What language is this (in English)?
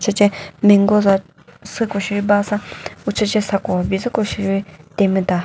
Chokri Naga